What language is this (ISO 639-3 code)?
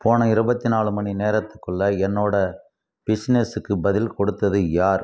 tam